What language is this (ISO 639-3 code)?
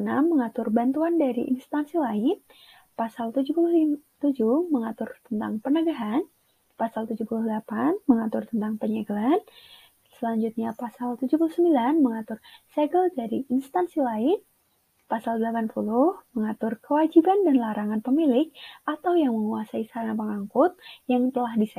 ind